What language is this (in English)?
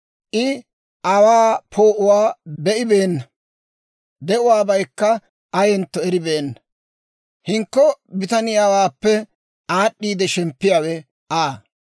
Dawro